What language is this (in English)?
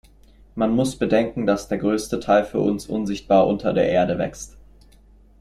German